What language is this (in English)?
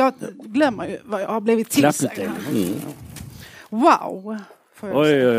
Swedish